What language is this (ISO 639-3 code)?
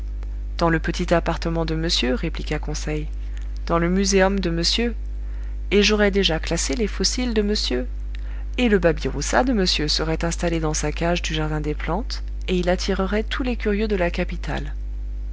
fra